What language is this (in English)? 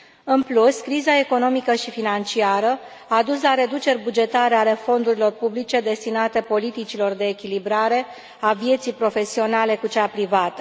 Romanian